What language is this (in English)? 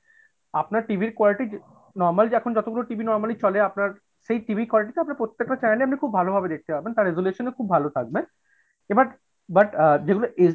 Bangla